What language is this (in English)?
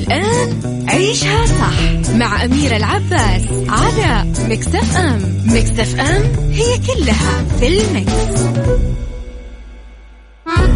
Arabic